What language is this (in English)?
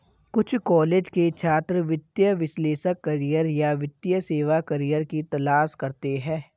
Hindi